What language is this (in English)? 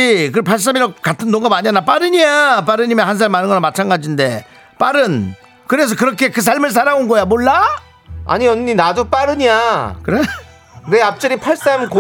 Korean